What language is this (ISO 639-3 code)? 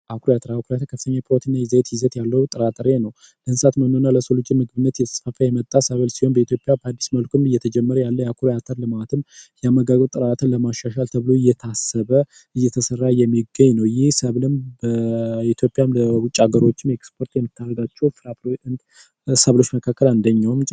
amh